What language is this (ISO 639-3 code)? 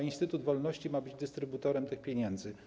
pol